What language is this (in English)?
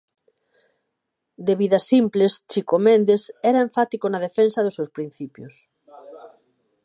Galician